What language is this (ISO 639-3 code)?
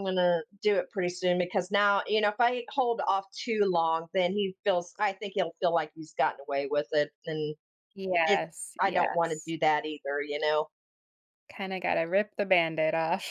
eng